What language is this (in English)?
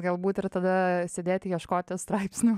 Lithuanian